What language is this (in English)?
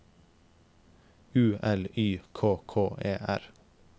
Norwegian